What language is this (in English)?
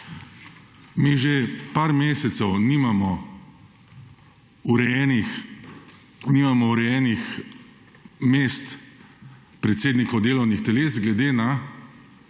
Slovenian